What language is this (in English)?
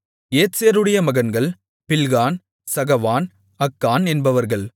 Tamil